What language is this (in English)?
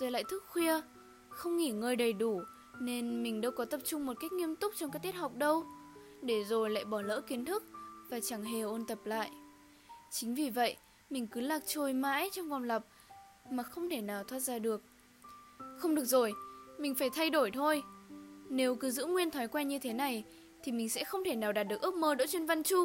Vietnamese